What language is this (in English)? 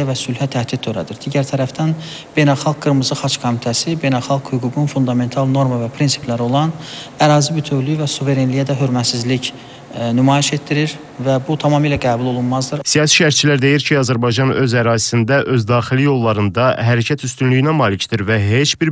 Turkish